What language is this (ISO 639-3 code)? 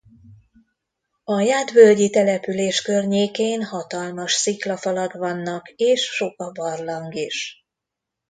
hun